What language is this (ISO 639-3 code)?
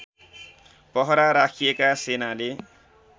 nep